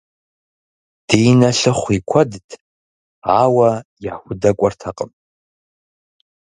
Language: Kabardian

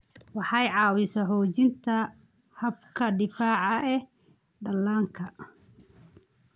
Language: Somali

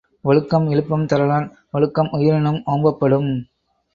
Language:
Tamil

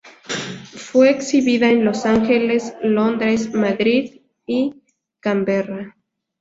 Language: Spanish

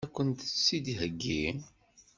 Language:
Kabyle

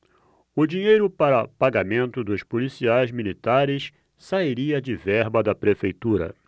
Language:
Portuguese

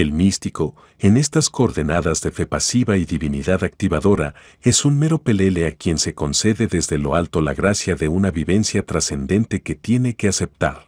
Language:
Spanish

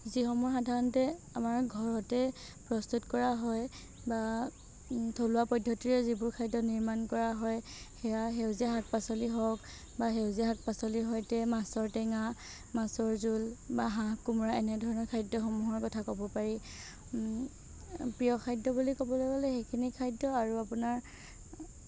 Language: Assamese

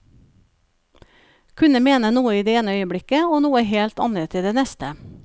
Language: Norwegian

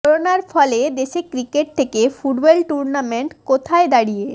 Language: Bangla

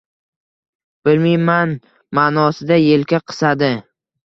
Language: Uzbek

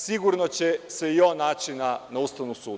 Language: Serbian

